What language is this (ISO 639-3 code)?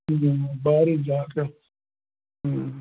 pan